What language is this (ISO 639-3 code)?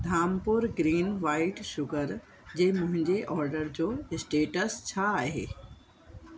snd